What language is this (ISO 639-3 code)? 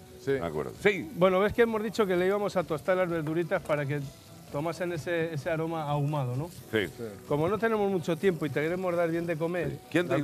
spa